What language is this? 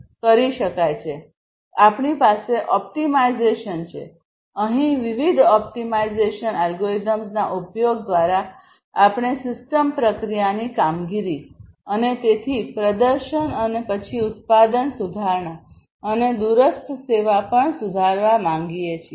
Gujarati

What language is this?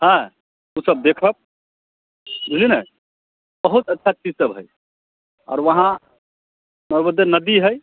Maithili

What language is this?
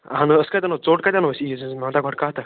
Kashmiri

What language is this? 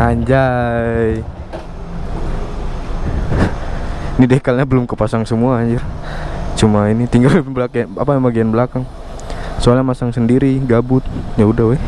Indonesian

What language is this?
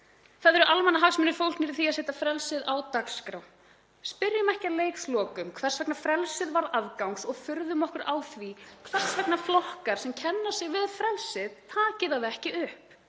Icelandic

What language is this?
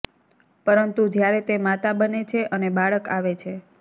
Gujarati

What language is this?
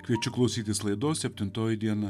Lithuanian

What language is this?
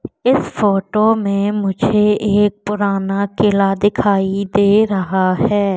Hindi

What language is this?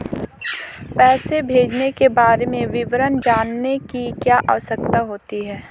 Hindi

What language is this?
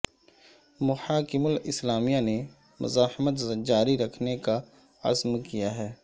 Urdu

